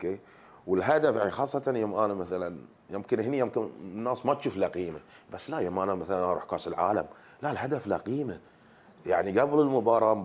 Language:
Arabic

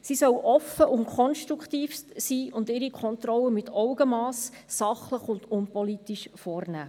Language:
Swiss German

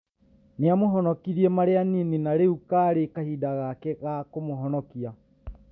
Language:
Kikuyu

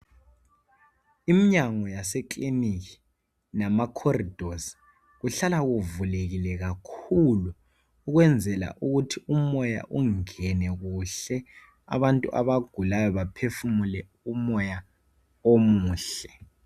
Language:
North Ndebele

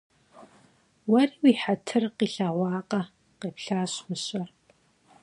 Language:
Kabardian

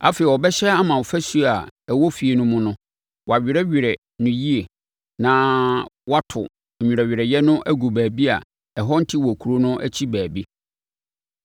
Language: Akan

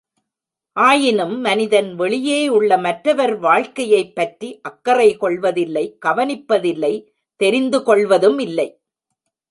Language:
Tamil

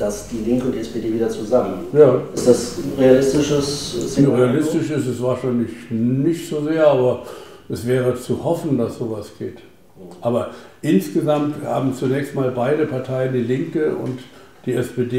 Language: German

